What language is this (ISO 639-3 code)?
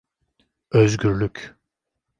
tur